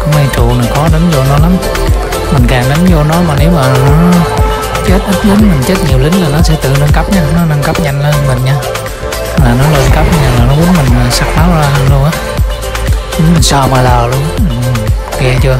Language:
Vietnamese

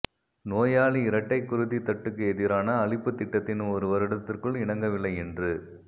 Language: Tamil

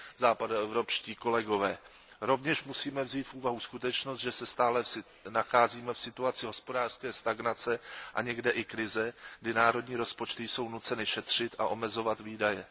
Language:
Czech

